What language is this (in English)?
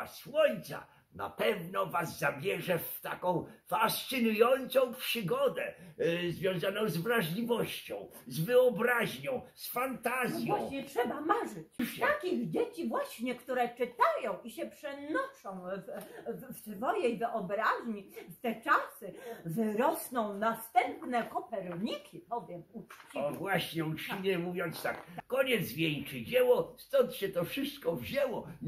Polish